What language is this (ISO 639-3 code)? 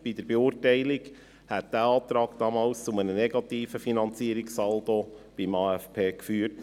gsw